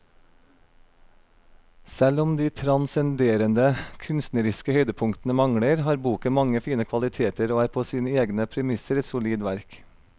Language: Norwegian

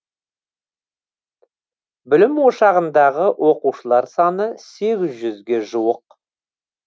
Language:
Kazakh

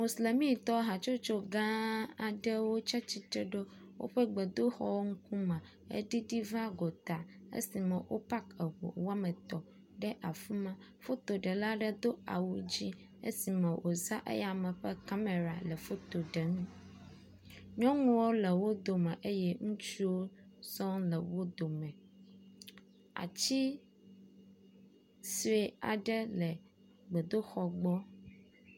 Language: Ewe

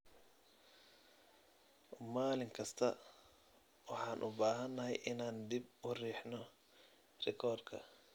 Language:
Somali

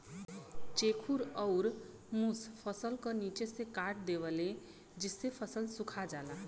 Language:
Bhojpuri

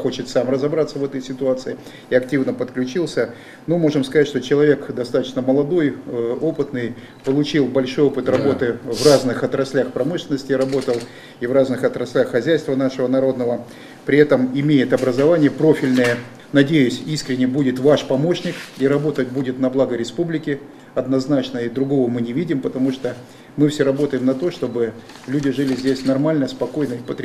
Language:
Russian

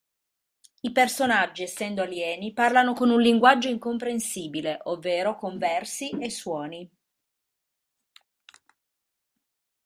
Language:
Italian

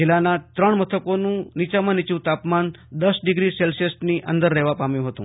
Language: Gujarati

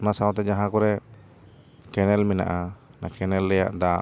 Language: Santali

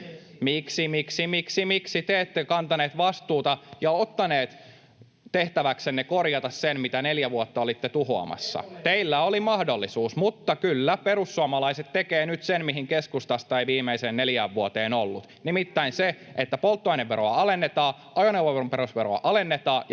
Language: Finnish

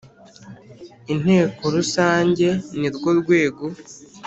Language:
Kinyarwanda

